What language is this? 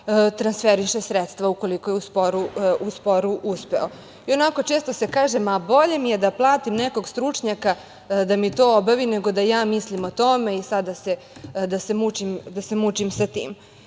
Serbian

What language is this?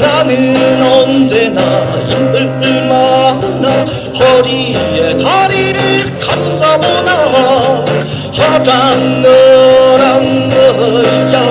Korean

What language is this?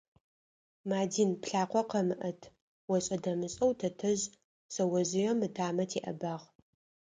Adyghe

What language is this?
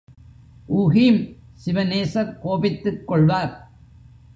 Tamil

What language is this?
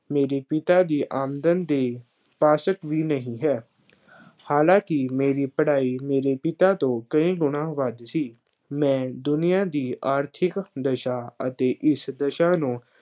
Punjabi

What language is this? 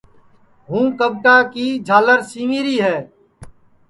Sansi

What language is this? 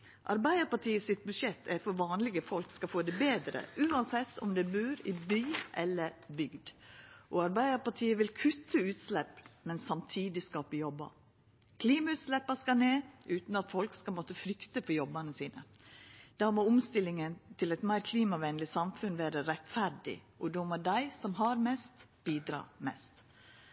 Norwegian Nynorsk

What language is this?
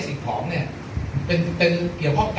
Thai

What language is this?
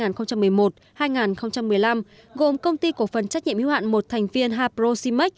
Vietnamese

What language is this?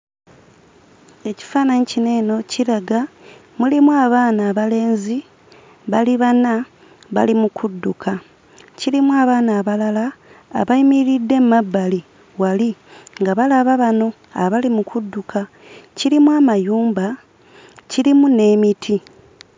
Ganda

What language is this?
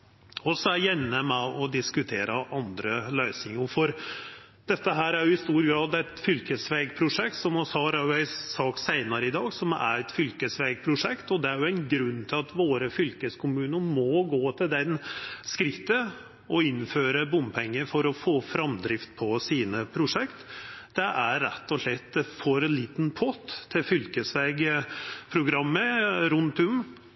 Norwegian Nynorsk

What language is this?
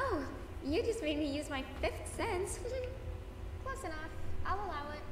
Turkish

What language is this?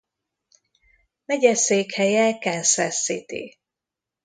Hungarian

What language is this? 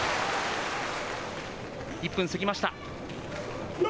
Japanese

